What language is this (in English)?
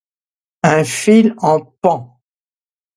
French